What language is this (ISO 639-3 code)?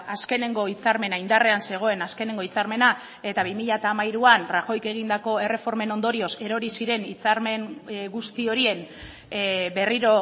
eus